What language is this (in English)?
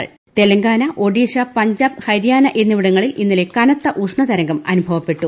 Malayalam